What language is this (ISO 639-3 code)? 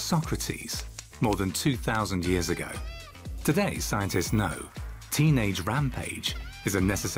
eng